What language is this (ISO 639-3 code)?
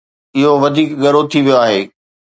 snd